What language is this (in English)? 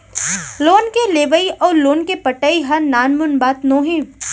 Chhattisgarhi